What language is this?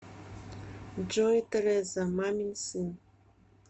Russian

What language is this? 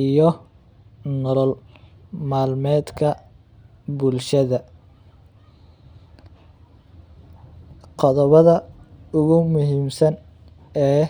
Somali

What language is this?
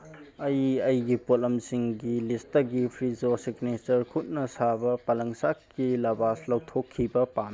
Manipuri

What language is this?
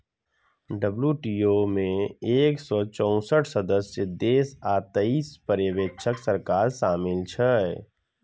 Maithili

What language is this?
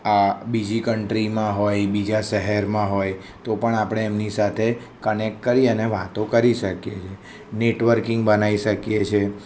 Gujarati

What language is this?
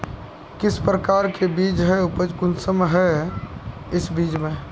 Magahi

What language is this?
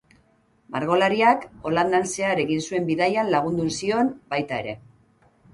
Basque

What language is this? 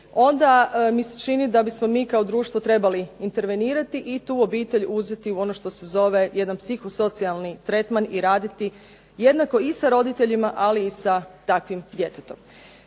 Croatian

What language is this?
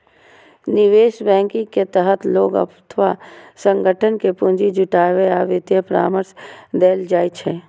Maithili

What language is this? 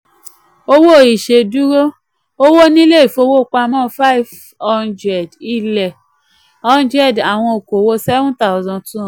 Yoruba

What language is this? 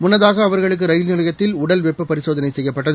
Tamil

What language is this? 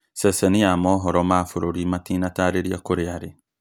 Kikuyu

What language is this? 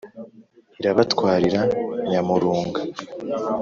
Kinyarwanda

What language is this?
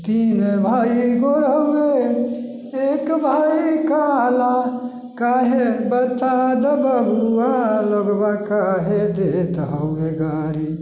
Maithili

